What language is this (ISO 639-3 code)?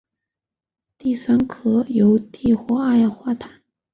zho